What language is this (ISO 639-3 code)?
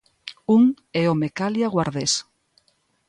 glg